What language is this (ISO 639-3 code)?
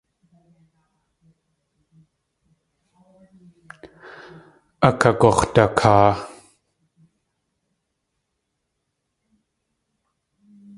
tli